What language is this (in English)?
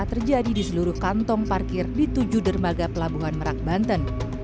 Indonesian